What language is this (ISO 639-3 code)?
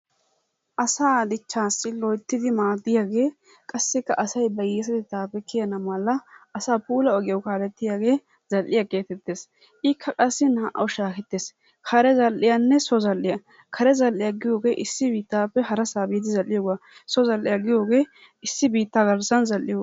wal